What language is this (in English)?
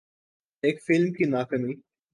Urdu